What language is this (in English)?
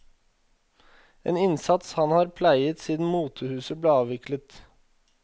Norwegian